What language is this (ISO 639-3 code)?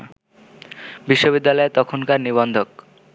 ben